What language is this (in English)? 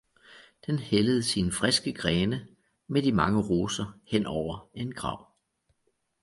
Danish